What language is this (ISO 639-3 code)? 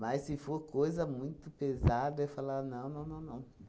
por